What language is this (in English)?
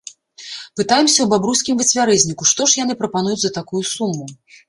Belarusian